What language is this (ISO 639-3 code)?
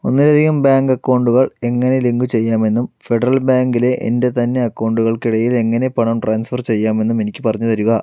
mal